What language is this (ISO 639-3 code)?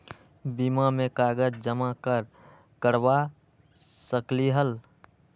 mag